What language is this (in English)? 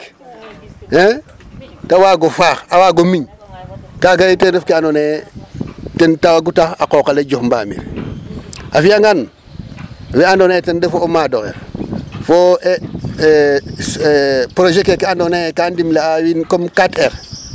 Serer